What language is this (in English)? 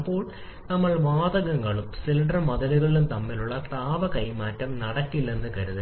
Malayalam